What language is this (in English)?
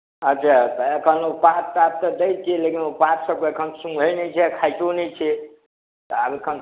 Maithili